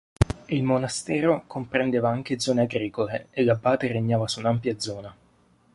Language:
Italian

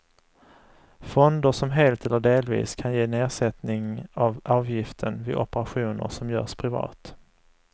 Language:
Swedish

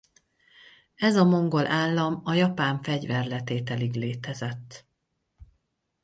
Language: Hungarian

